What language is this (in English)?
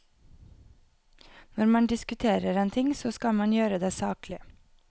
Norwegian